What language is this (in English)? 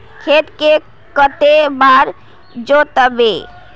Magahi